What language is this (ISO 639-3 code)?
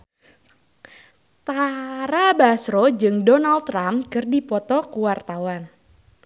sun